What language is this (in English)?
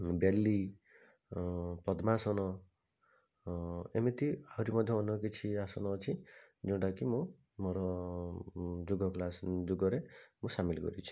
Odia